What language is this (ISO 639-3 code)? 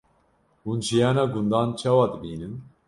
kur